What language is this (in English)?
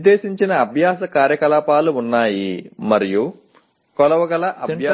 Telugu